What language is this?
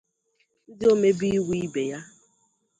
Igbo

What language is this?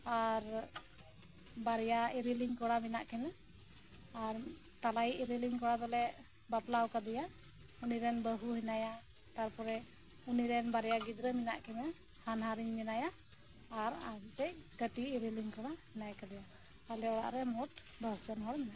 Santali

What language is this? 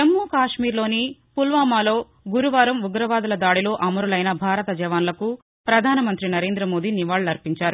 Telugu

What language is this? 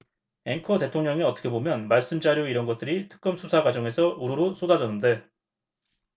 Korean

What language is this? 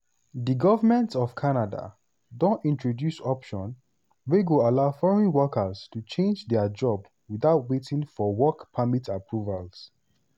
Nigerian Pidgin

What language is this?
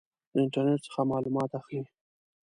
Pashto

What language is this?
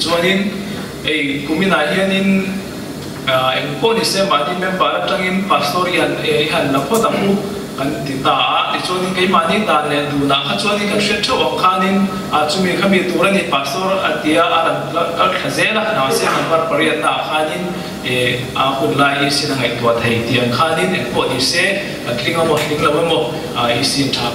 Romanian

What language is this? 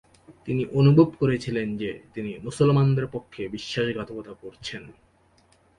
Bangla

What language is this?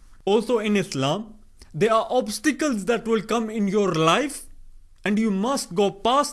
English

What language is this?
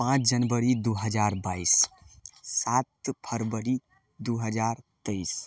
Maithili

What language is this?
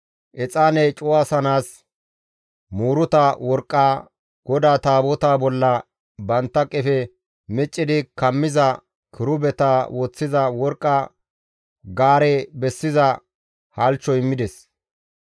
Gamo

